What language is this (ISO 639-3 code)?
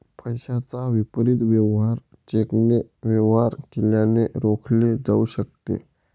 mar